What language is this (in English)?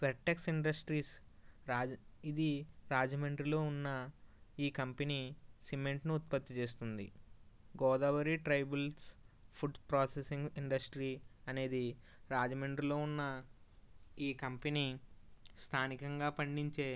Telugu